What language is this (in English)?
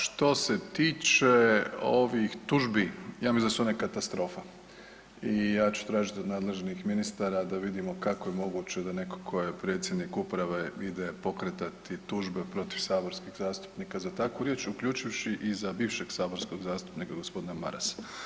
Croatian